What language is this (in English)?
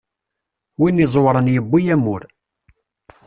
Kabyle